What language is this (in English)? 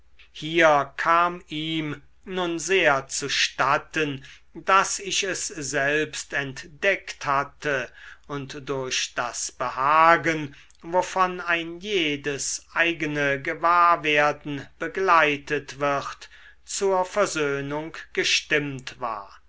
German